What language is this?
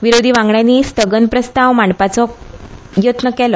Konkani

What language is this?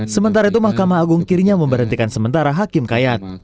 Indonesian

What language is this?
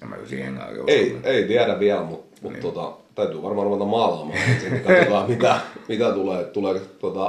Finnish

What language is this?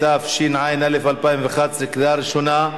Hebrew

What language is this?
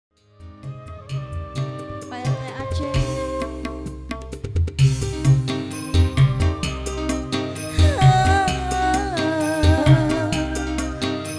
Indonesian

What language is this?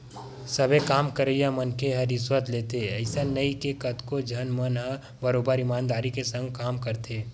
Chhattisgarhi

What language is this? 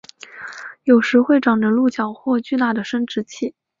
Chinese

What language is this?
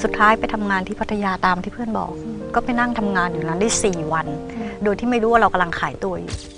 Thai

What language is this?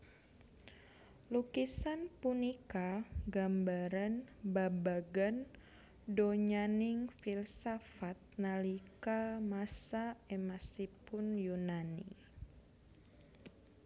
Javanese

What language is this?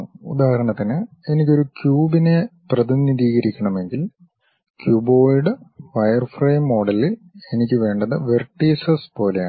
Malayalam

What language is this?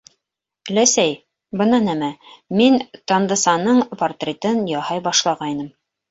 Bashkir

